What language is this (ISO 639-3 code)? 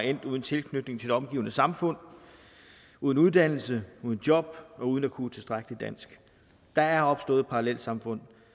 dan